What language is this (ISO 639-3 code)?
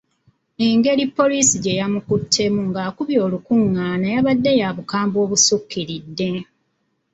lug